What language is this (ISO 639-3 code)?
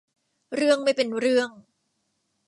tha